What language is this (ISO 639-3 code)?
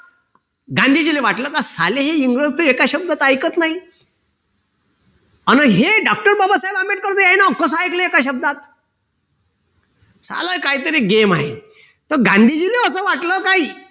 mar